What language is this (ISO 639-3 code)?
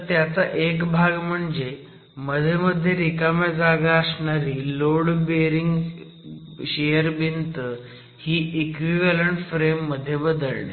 mar